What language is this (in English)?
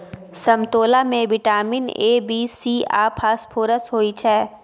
Maithili